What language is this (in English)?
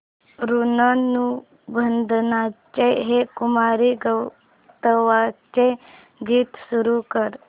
Marathi